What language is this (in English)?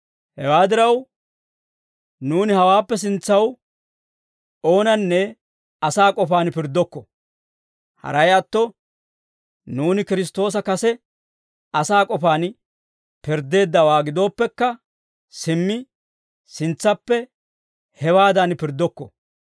Dawro